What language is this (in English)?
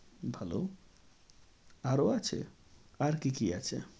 Bangla